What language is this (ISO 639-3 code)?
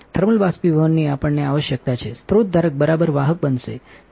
guj